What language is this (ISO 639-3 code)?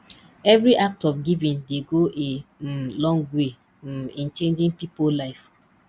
pcm